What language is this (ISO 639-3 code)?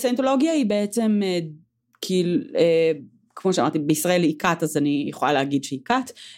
heb